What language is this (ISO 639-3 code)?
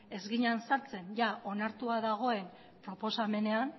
eus